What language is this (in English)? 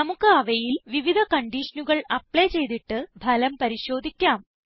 Malayalam